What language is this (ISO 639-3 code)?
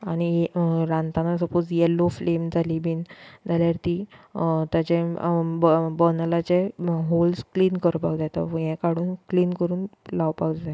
kok